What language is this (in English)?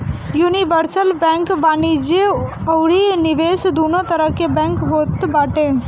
Bhojpuri